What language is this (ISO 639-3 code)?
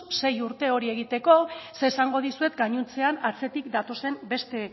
eus